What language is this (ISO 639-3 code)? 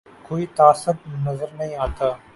urd